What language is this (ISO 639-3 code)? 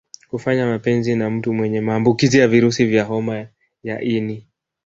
swa